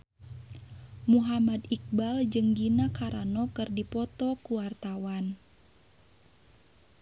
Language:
Sundanese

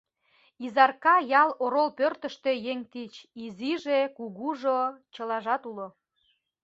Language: Mari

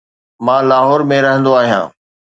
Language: Sindhi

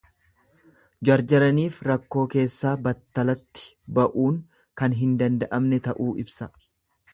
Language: Oromo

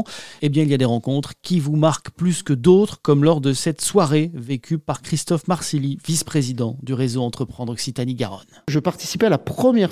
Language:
French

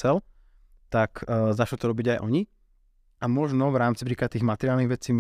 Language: Slovak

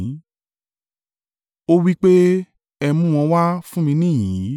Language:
Yoruba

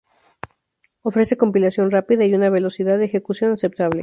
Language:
Spanish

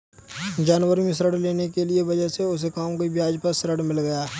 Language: Hindi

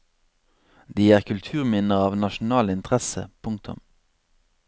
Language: Norwegian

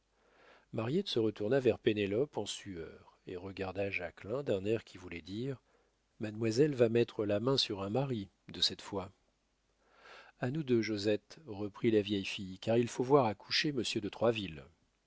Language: French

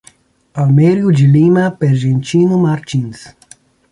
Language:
Portuguese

